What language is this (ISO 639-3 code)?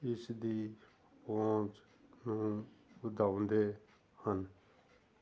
pan